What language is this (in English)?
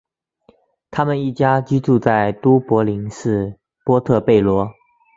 Chinese